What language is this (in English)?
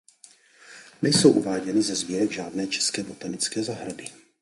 Czech